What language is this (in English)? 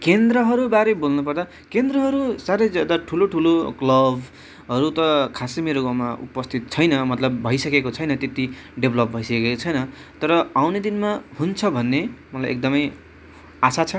Nepali